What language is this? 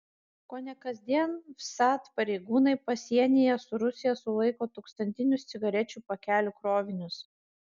Lithuanian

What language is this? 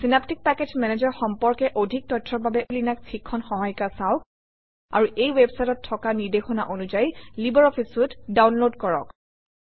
Assamese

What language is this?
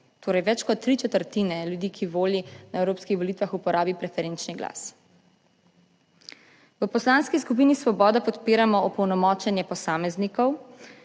Slovenian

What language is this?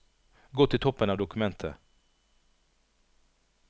Norwegian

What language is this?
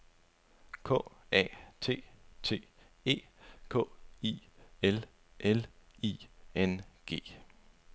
Danish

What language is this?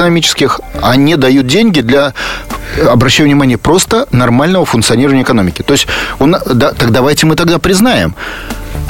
Russian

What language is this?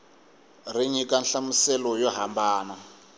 Tsonga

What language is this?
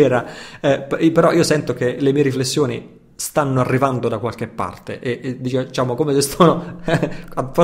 Italian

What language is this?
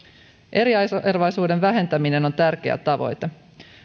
Finnish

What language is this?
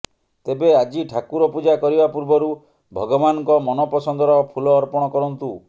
Odia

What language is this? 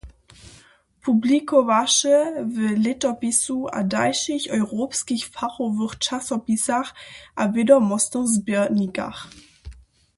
Upper Sorbian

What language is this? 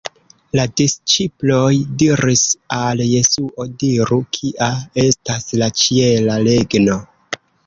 Esperanto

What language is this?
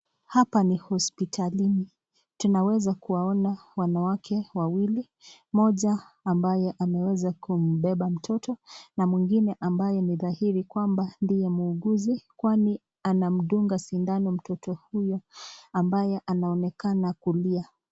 Swahili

